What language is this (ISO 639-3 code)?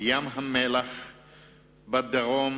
heb